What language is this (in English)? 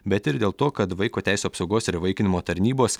Lithuanian